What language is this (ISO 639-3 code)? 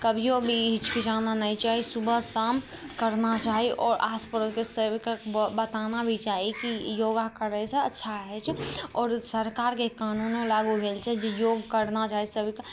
mai